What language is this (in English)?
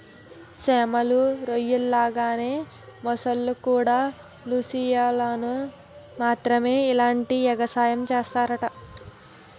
Telugu